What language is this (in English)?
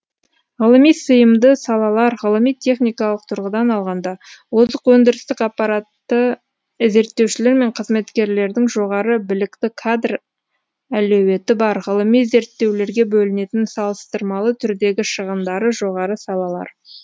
Kazakh